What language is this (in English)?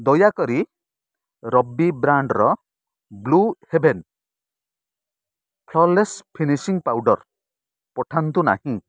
Odia